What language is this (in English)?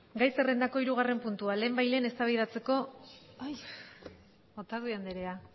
Basque